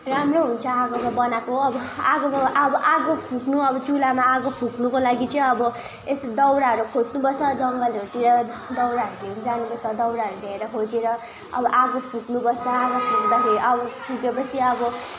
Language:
Nepali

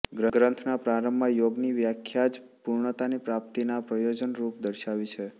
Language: Gujarati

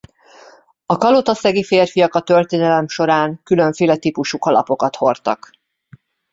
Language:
Hungarian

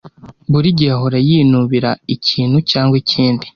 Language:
Kinyarwanda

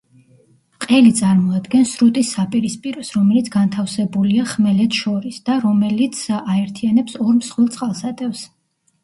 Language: Georgian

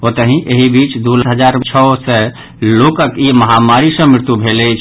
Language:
Maithili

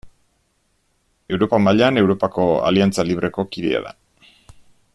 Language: Basque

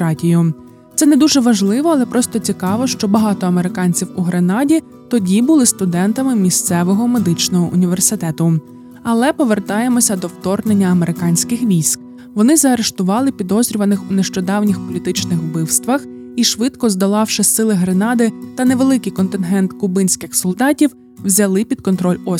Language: Ukrainian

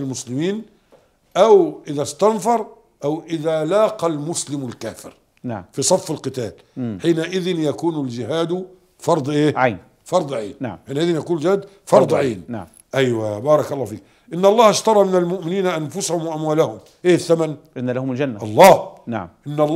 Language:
Arabic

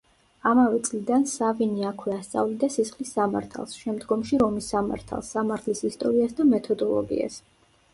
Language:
Georgian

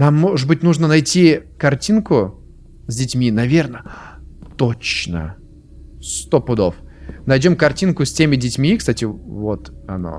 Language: Russian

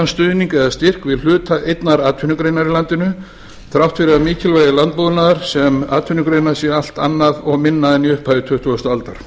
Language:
Icelandic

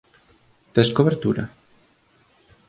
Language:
Galician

